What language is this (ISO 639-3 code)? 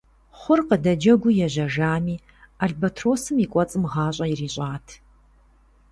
kbd